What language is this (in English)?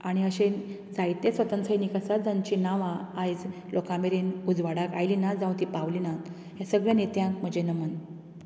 Konkani